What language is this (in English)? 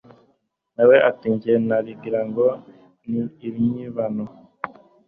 Kinyarwanda